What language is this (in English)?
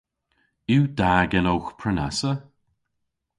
Cornish